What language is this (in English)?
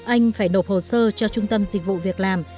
Vietnamese